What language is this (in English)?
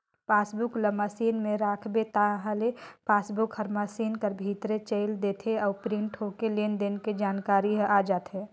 Chhattisgarhi